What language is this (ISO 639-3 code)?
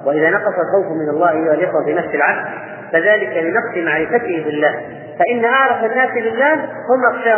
ara